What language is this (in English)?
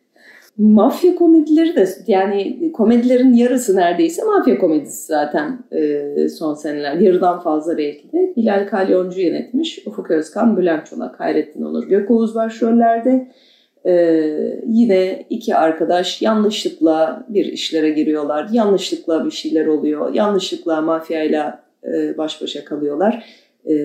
Turkish